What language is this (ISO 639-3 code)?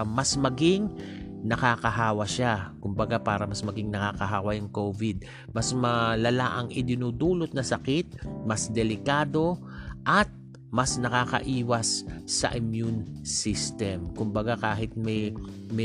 fil